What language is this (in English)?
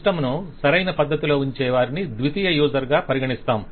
Telugu